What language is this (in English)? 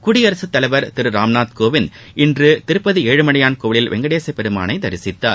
Tamil